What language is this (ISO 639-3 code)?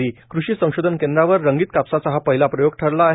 mar